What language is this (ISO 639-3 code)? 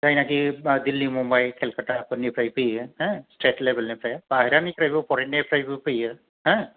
brx